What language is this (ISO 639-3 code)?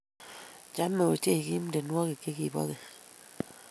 kln